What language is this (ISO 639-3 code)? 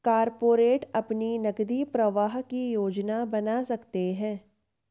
hin